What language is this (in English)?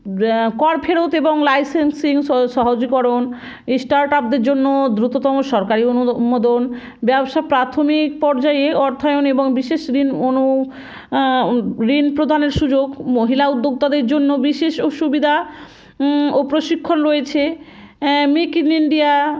Bangla